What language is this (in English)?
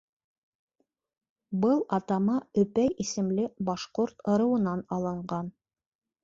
Bashkir